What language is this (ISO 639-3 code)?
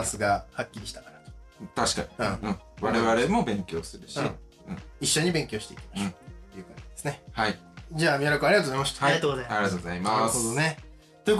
jpn